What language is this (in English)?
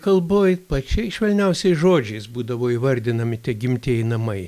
Lithuanian